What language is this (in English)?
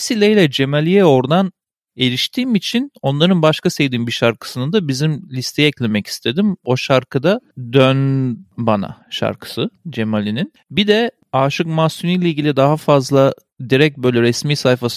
Turkish